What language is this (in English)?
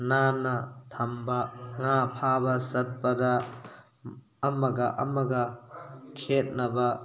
Manipuri